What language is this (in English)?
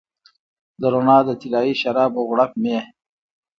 Pashto